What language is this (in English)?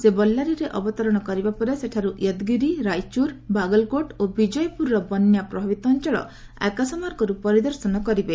Odia